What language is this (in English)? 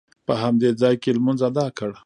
Pashto